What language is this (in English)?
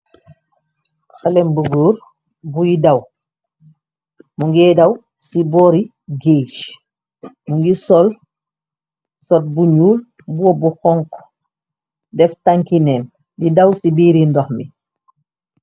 Wolof